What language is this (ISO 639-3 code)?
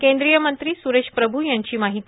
mar